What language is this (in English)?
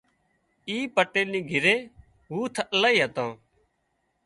Wadiyara Koli